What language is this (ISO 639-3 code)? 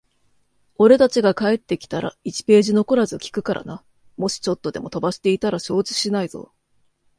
jpn